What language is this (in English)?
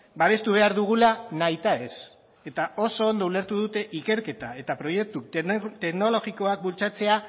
Basque